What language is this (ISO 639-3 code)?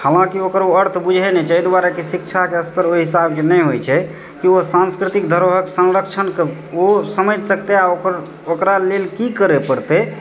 mai